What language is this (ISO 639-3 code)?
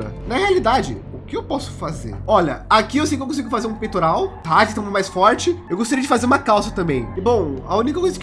por